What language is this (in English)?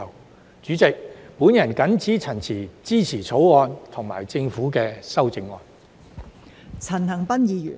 Cantonese